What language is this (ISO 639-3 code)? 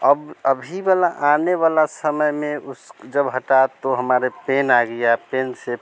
hin